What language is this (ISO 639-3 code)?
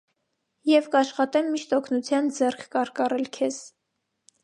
hye